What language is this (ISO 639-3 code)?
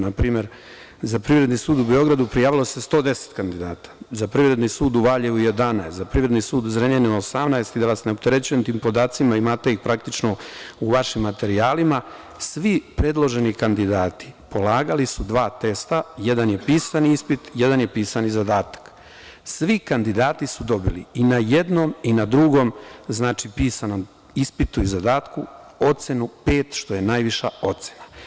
srp